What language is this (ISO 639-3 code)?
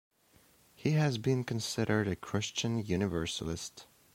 eng